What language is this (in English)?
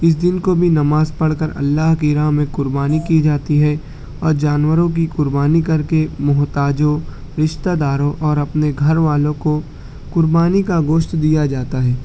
Urdu